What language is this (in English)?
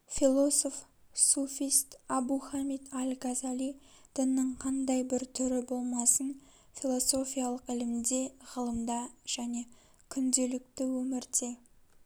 Kazakh